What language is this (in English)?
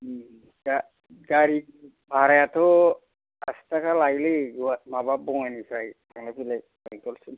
Bodo